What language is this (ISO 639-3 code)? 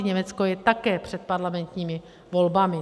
ces